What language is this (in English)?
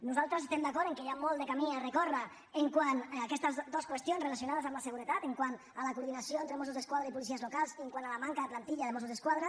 Catalan